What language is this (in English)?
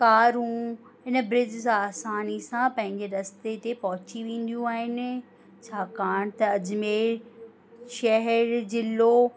Sindhi